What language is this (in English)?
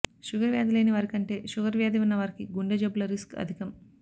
Telugu